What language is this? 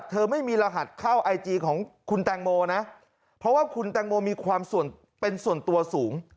Thai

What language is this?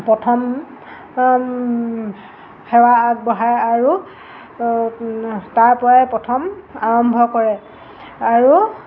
Assamese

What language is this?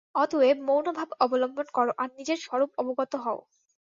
Bangla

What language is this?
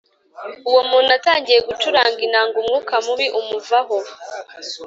Kinyarwanda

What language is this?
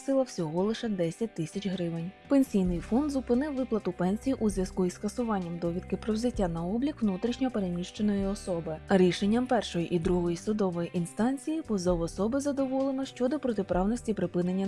Ukrainian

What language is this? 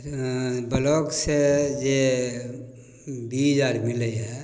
Maithili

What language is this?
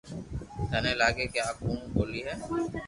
Loarki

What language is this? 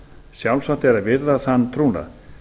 Icelandic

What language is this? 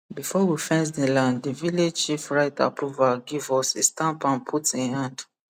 Nigerian Pidgin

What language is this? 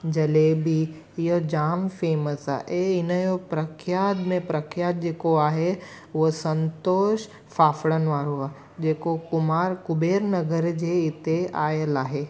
Sindhi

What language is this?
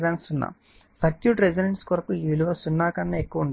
Telugu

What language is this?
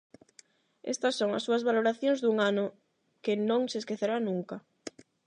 Galician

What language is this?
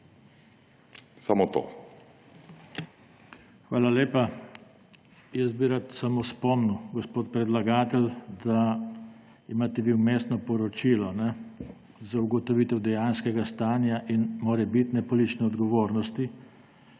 Slovenian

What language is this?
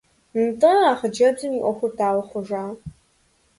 Kabardian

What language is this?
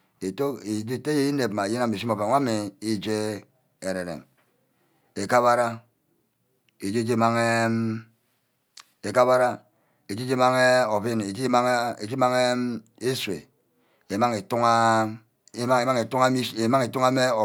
Ubaghara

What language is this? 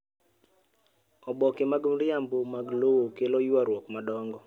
Luo (Kenya and Tanzania)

